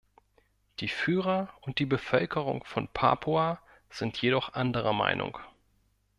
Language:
German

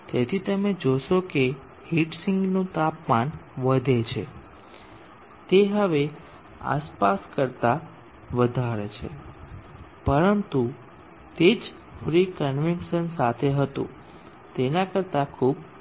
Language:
Gujarati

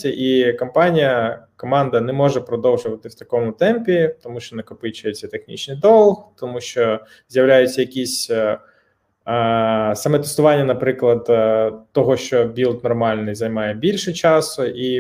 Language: Ukrainian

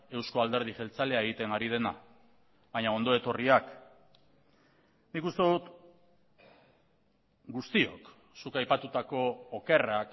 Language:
Basque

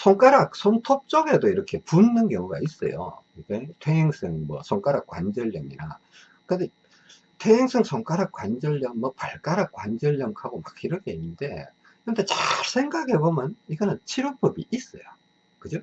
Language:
Korean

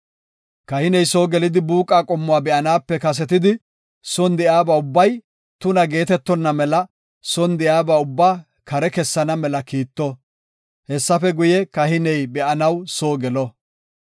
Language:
Gofa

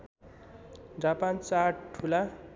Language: Nepali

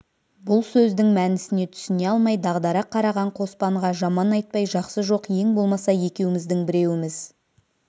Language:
Kazakh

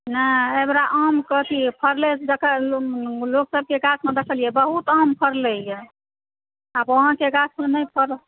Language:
Maithili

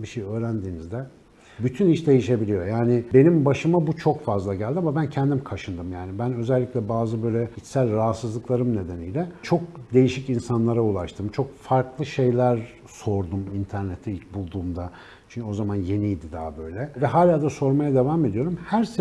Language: Turkish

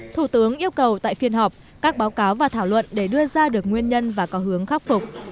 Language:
Vietnamese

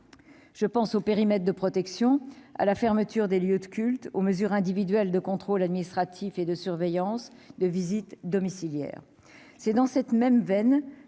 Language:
French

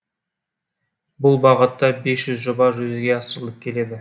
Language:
Kazakh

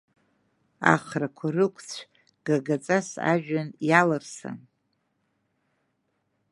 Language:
Abkhazian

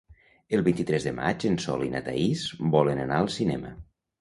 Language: Catalan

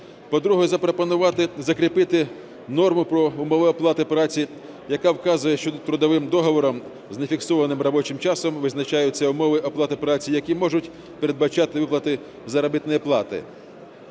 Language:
Ukrainian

